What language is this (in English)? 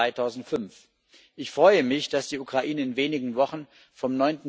German